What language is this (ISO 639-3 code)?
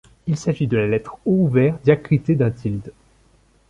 fra